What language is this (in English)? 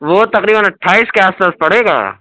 Urdu